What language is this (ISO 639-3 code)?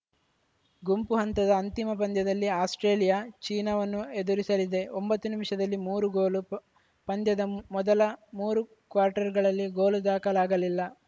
kan